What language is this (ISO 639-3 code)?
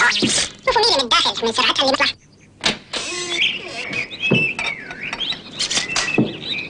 ara